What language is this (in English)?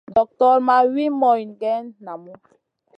Masana